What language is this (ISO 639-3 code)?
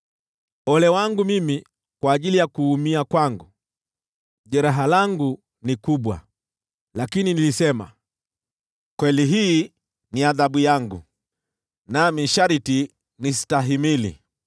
swa